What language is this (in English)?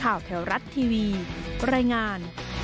Thai